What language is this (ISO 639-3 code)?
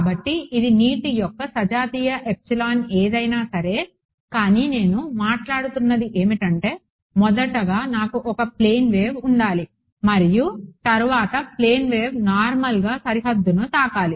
tel